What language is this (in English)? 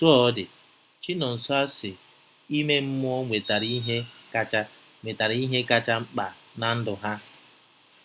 Igbo